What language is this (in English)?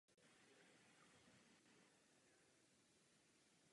Czech